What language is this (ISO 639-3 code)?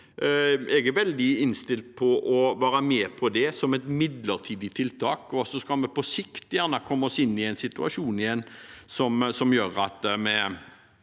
nor